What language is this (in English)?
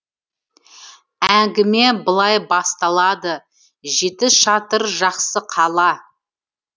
Kazakh